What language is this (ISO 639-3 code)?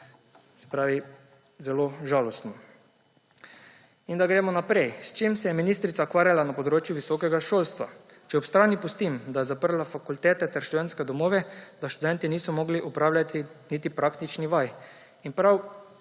slv